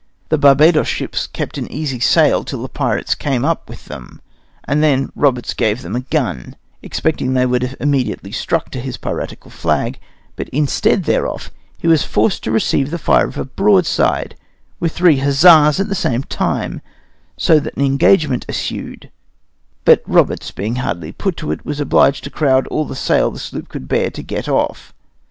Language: English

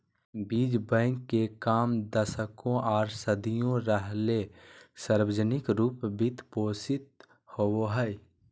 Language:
Magahi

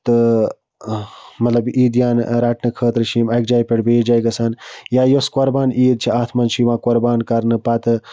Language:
Kashmiri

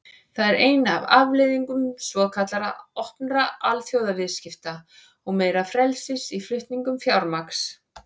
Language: Icelandic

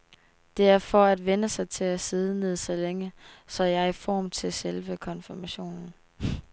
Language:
Danish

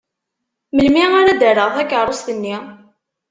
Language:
Kabyle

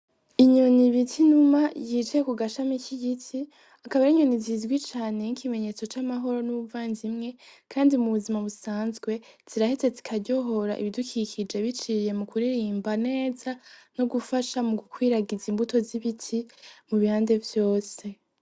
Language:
Rundi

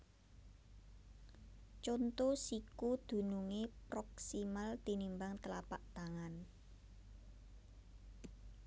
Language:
Javanese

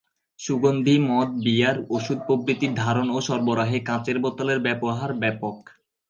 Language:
Bangla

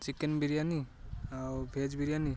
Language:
Odia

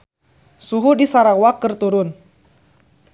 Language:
Sundanese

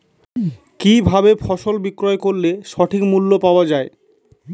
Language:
Bangla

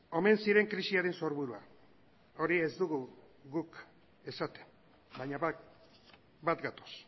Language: Basque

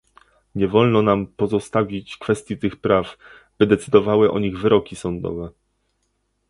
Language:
Polish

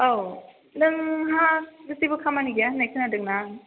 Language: Bodo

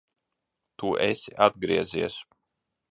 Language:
Latvian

